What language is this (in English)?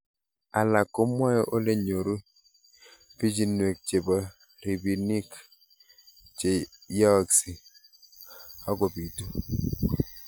Kalenjin